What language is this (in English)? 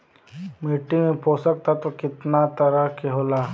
Bhojpuri